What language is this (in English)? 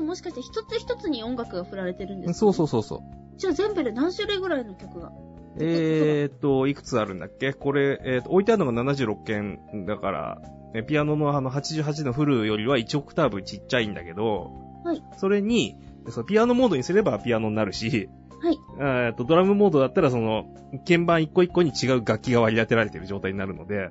Japanese